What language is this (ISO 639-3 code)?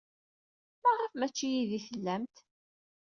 kab